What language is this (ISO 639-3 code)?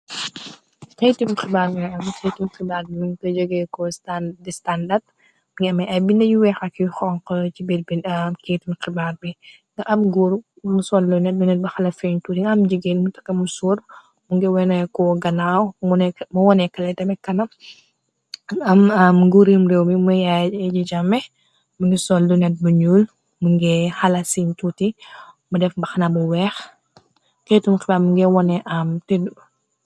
wol